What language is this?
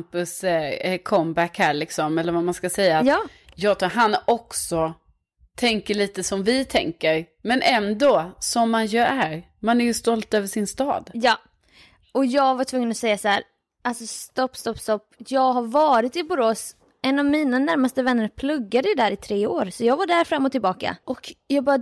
Swedish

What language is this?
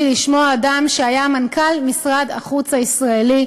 Hebrew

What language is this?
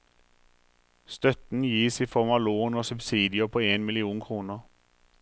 Norwegian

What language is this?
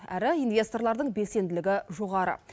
Kazakh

